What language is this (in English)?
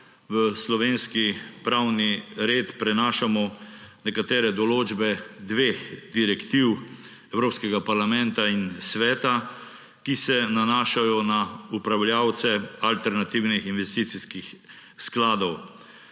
Slovenian